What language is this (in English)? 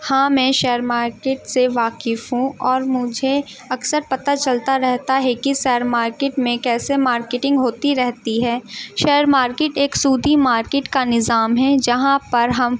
Urdu